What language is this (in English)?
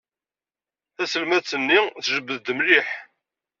Kabyle